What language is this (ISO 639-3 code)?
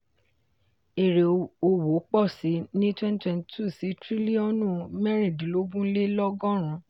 yor